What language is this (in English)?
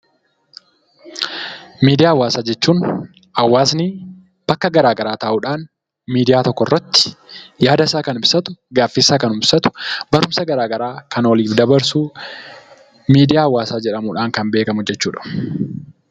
Oromo